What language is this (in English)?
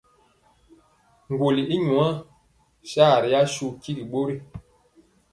Mpiemo